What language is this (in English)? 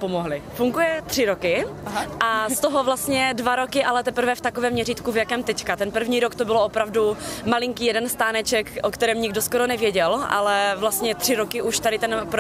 Czech